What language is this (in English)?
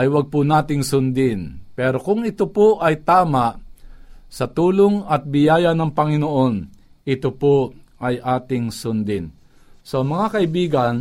Filipino